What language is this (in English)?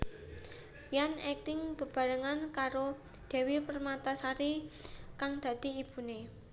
Javanese